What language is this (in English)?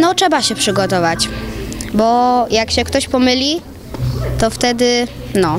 Polish